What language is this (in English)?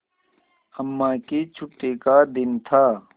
Hindi